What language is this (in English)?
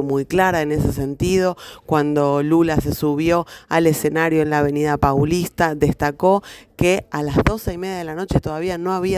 Spanish